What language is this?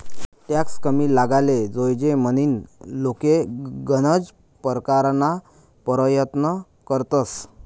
Marathi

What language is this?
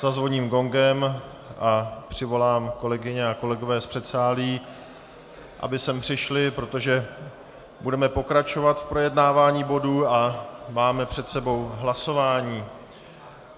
Czech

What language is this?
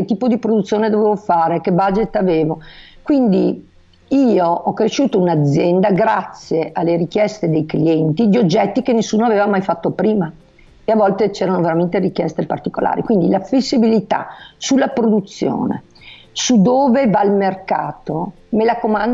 Italian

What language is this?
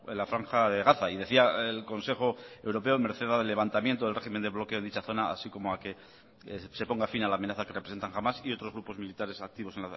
Spanish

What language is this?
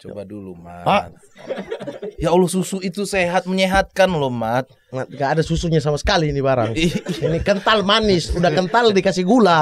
Indonesian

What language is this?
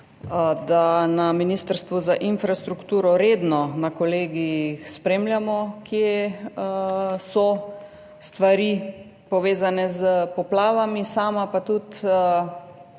Slovenian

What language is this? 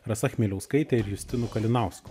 Lithuanian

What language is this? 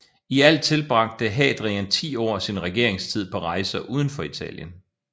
Danish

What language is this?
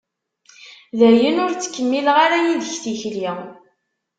Kabyle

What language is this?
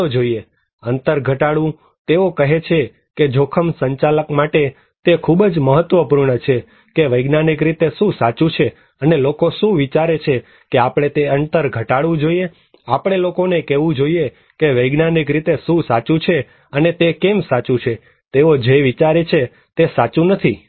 Gujarati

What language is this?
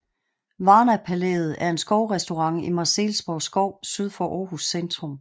Danish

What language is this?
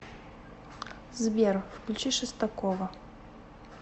Russian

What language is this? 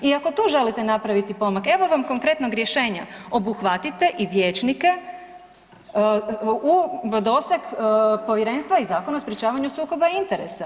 Croatian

